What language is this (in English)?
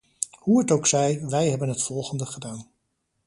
Dutch